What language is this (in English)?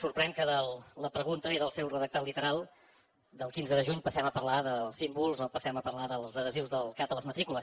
Catalan